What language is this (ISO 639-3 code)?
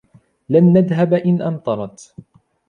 ara